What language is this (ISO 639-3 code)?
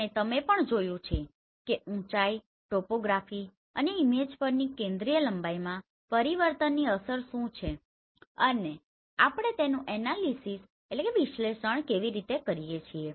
guj